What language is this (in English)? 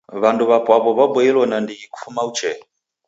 Taita